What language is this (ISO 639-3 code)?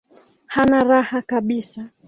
swa